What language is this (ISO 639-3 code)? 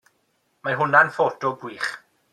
cym